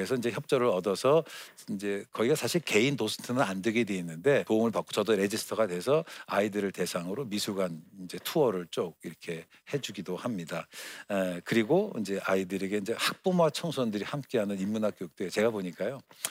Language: Korean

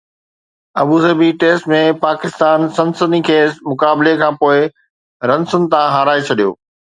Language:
Sindhi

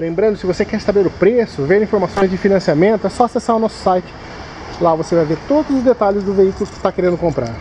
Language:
Portuguese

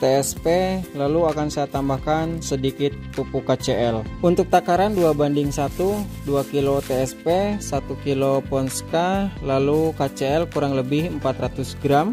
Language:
Indonesian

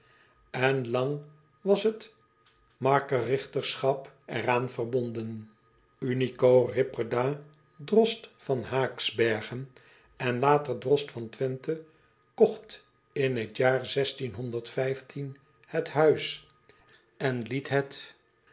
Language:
Dutch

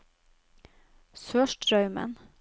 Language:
Norwegian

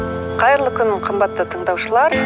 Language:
Kazakh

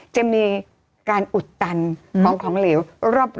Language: Thai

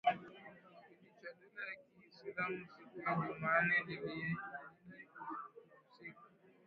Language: Swahili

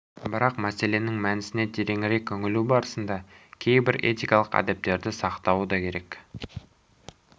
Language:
Kazakh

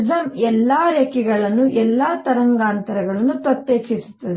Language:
Kannada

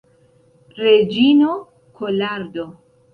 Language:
Esperanto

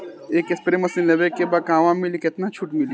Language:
Bhojpuri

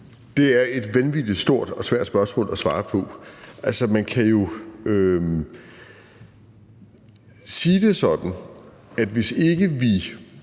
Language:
Danish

